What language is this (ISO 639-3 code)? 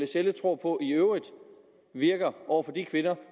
dan